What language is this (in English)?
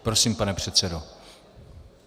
Czech